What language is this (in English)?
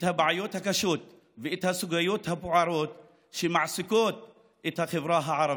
Hebrew